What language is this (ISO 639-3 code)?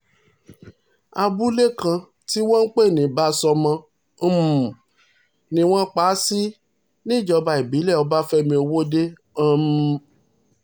yor